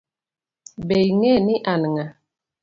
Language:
Luo (Kenya and Tanzania)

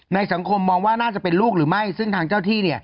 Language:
Thai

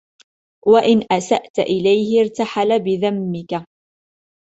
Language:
Arabic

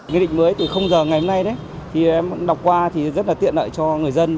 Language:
Vietnamese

